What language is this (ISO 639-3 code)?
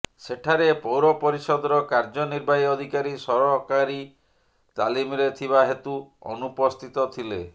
ori